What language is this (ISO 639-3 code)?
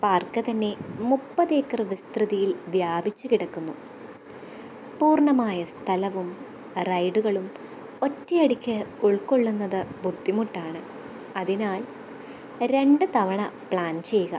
mal